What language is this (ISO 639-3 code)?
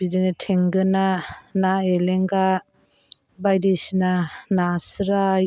brx